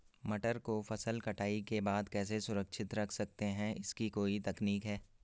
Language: Hindi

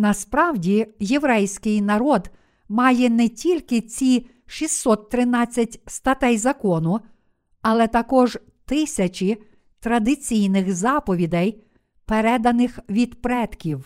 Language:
Ukrainian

